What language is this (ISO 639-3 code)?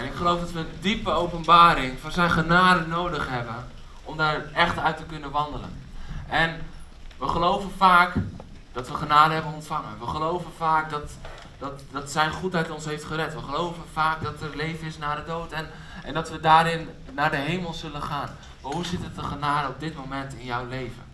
nld